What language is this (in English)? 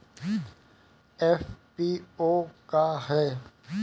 Bhojpuri